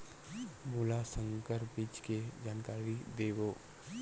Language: Chhattisgarhi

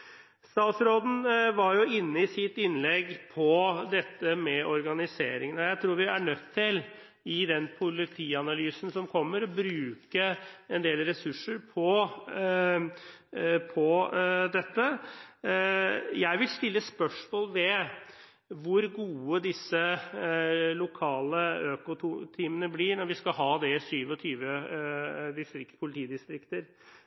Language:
Norwegian Bokmål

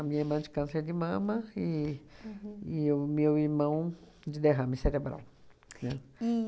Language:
Portuguese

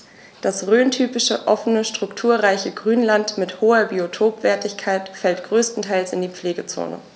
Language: German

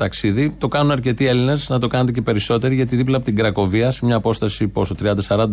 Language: Greek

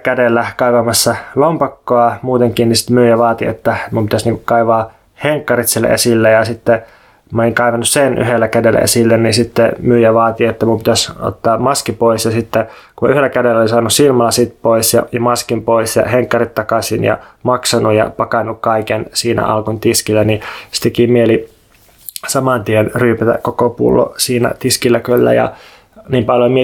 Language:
Finnish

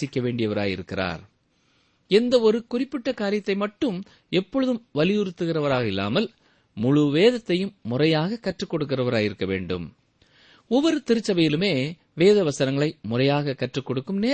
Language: Tamil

